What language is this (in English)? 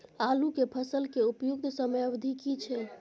Maithili